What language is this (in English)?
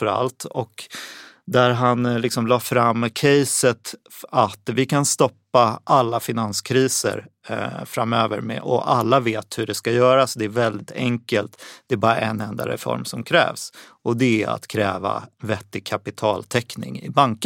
Swedish